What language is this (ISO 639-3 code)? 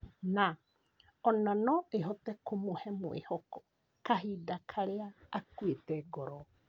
kik